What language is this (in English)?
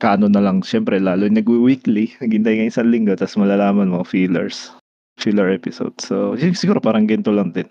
Filipino